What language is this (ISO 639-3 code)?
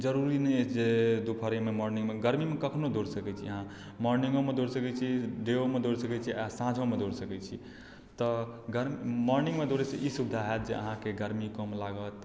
mai